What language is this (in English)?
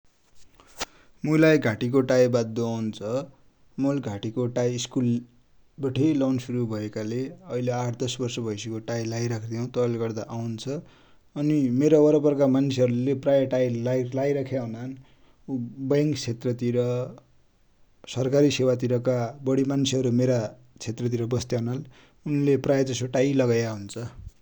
Dotyali